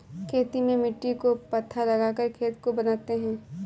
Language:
Hindi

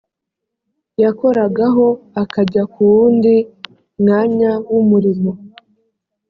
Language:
Kinyarwanda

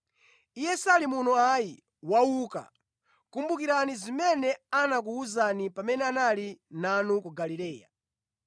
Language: Nyanja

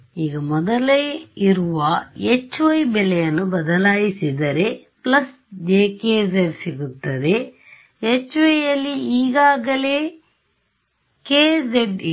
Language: Kannada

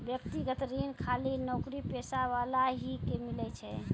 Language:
Maithili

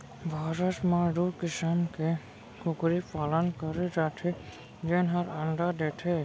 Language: Chhattisgarhi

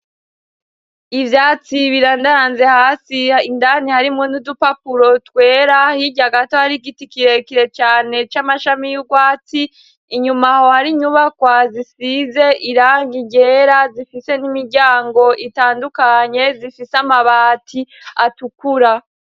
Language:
Rundi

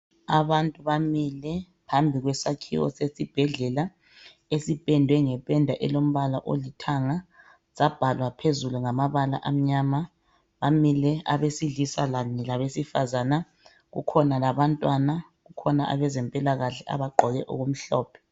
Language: North Ndebele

